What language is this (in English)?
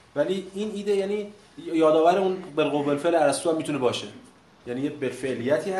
Persian